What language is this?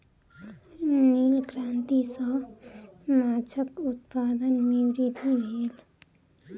Maithili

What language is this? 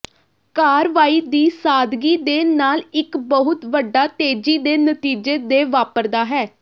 Punjabi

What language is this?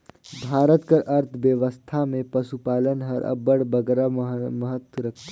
Chhattisgarhi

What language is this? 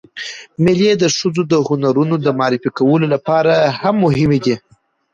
Pashto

